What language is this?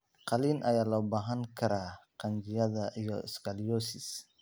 Somali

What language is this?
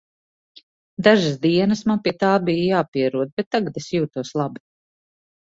Latvian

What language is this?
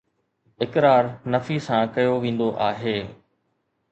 Sindhi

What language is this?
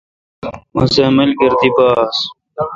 Kalkoti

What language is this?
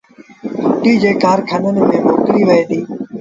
Sindhi Bhil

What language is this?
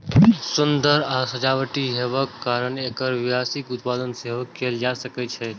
Maithili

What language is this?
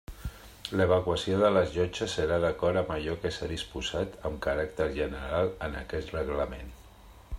Catalan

